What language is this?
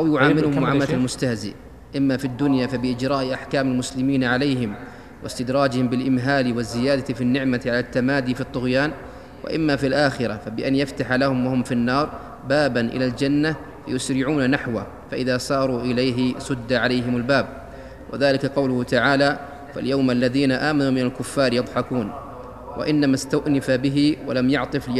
Arabic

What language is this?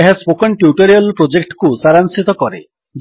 Odia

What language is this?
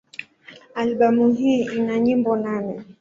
Swahili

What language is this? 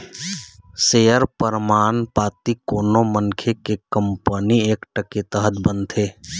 Chhattisgarhi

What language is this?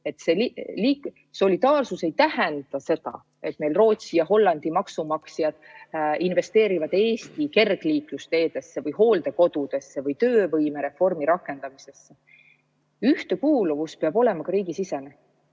Estonian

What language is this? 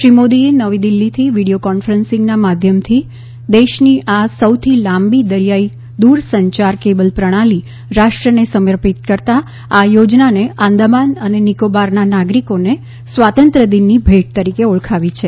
Gujarati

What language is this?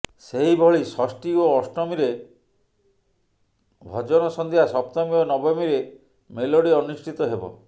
Odia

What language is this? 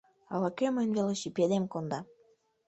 Mari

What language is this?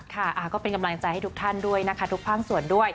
Thai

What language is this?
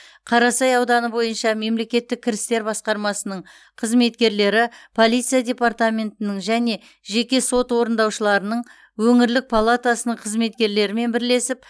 Kazakh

